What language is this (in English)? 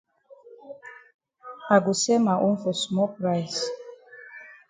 Cameroon Pidgin